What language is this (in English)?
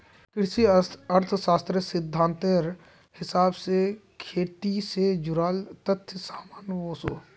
Magahi